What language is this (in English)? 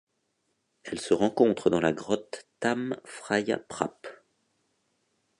French